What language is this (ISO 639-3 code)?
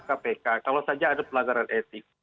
ind